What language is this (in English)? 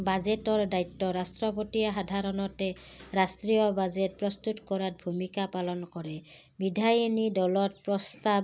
Assamese